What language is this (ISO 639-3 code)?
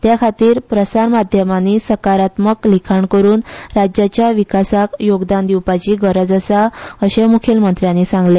kok